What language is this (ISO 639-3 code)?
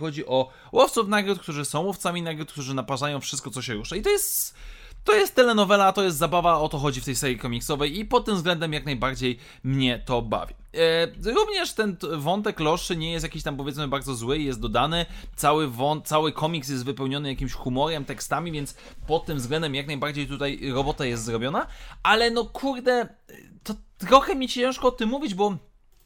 pol